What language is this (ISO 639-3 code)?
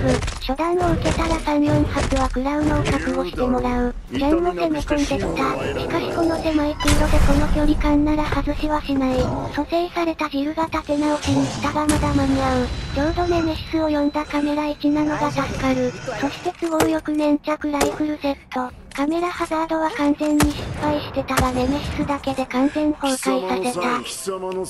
jpn